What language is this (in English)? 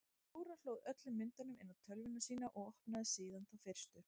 Icelandic